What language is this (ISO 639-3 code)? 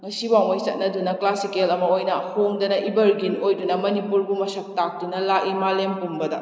mni